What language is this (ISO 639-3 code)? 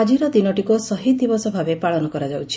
ori